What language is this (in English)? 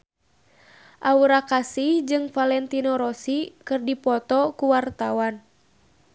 Sundanese